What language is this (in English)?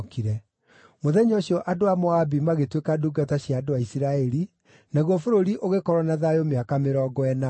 Kikuyu